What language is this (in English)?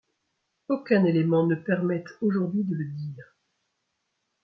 French